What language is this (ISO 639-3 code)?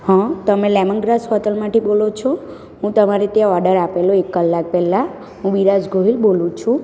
guj